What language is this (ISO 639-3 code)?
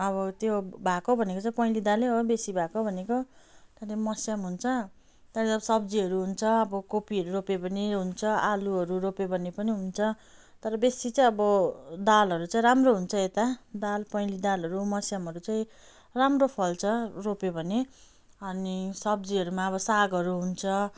nep